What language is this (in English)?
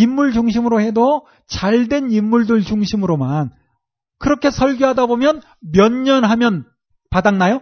Korean